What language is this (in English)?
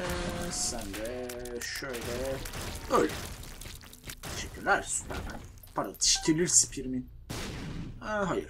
Turkish